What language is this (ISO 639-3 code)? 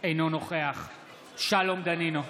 heb